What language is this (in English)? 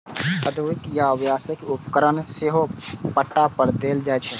Maithili